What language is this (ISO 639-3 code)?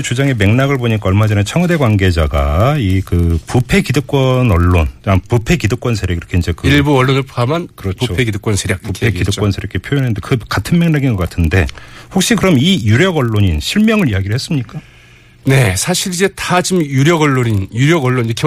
kor